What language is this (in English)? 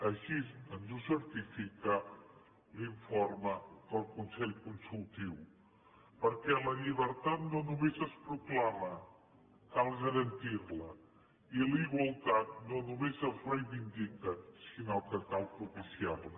Catalan